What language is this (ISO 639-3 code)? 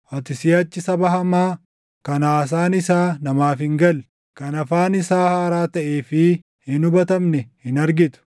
orm